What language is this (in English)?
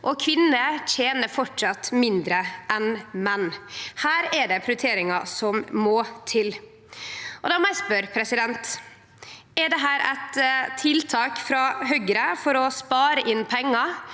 Norwegian